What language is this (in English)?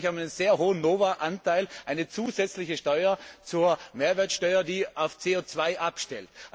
German